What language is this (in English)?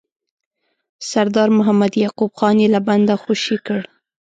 Pashto